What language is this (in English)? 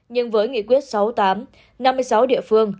Vietnamese